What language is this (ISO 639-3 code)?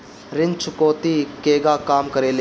bho